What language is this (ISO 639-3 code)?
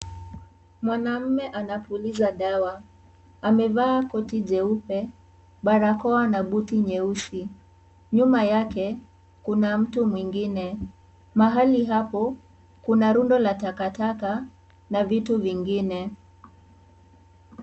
swa